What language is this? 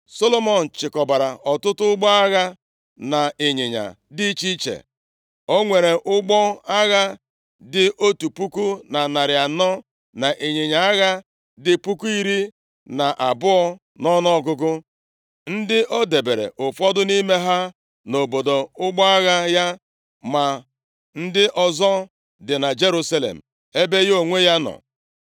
Igbo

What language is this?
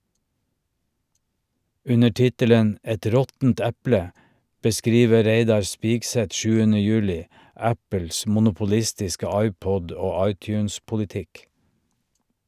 Norwegian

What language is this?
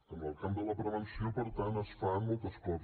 Catalan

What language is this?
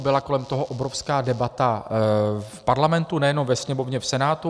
Czech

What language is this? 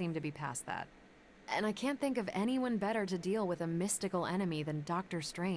English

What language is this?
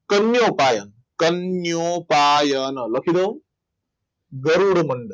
Gujarati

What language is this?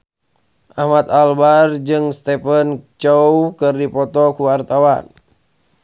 Sundanese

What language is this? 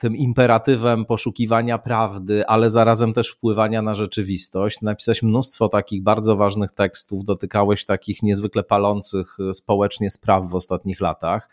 Polish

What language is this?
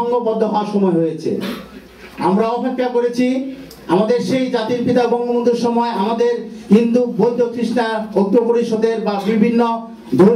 French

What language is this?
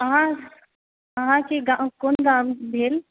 Maithili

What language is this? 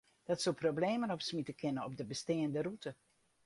Western Frisian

